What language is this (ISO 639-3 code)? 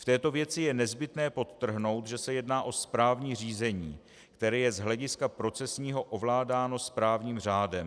ces